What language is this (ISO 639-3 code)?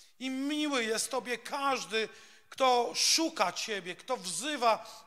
pol